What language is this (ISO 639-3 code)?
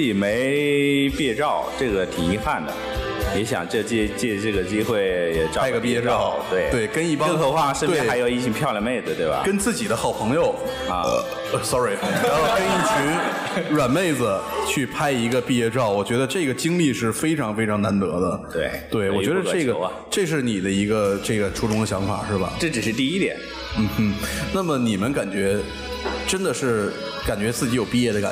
zho